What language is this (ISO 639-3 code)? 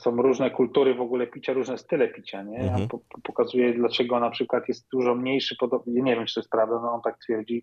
pol